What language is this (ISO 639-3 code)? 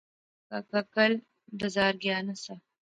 phr